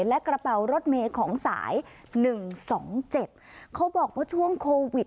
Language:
Thai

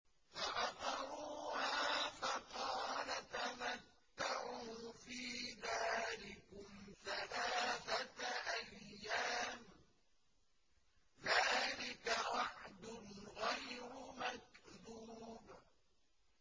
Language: Arabic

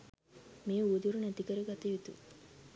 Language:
Sinhala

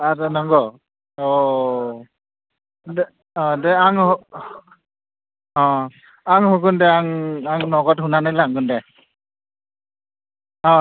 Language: Bodo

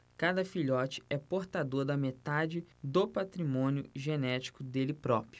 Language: Portuguese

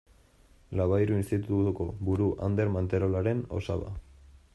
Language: Basque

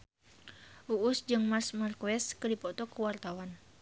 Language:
Sundanese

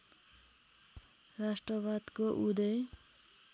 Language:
Nepali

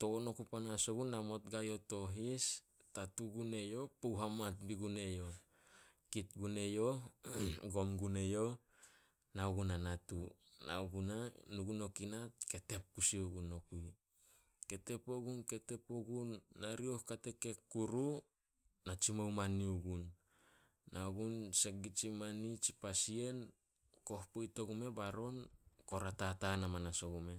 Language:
Solos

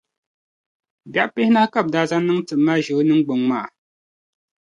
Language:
Dagbani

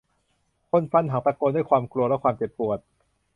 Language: Thai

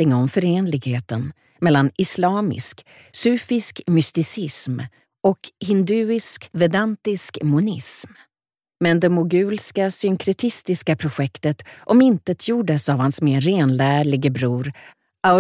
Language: Swedish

